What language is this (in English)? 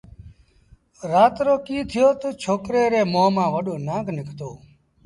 Sindhi Bhil